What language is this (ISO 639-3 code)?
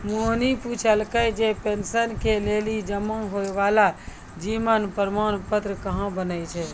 mai